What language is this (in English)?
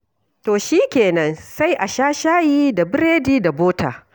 Hausa